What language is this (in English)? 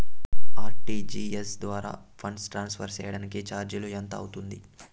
Telugu